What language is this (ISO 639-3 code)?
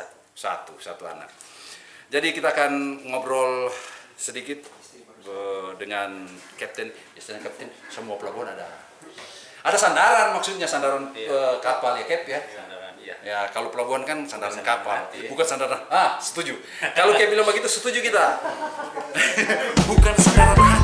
ind